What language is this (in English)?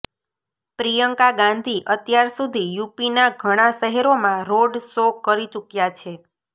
Gujarati